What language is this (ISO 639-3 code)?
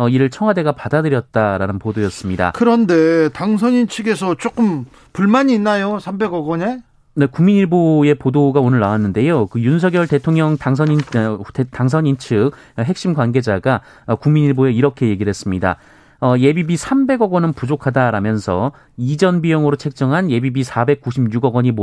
kor